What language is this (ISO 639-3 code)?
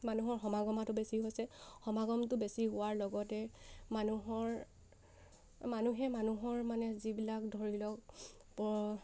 asm